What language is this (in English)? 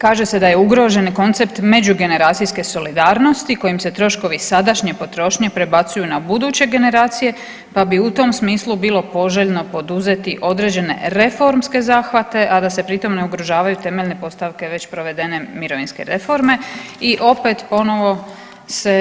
Croatian